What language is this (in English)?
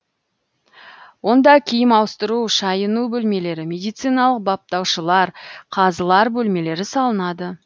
Kazakh